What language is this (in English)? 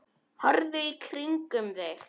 Icelandic